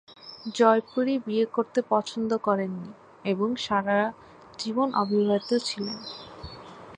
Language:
Bangla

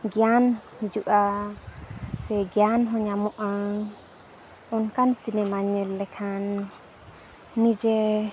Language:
Santali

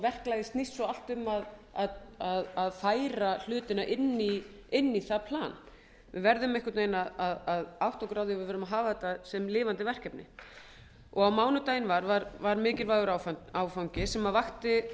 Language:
Icelandic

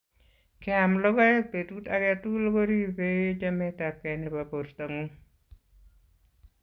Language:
Kalenjin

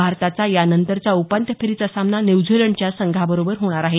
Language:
Marathi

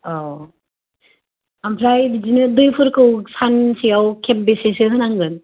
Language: Bodo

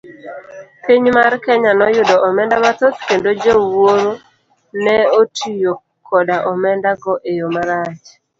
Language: Luo (Kenya and Tanzania)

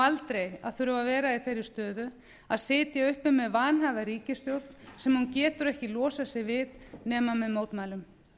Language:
Icelandic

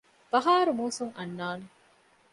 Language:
Divehi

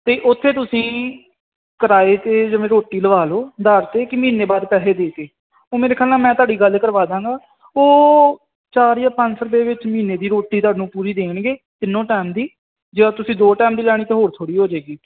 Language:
Punjabi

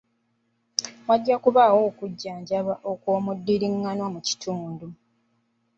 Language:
Ganda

